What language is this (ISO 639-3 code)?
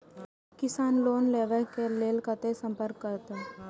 mai